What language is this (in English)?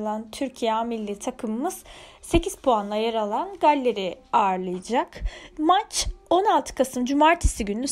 Turkish